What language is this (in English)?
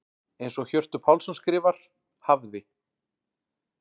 Icelandic